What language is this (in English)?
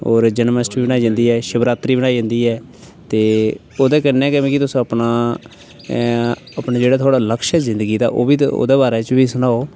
Dogri